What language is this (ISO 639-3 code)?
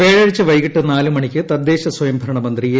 mal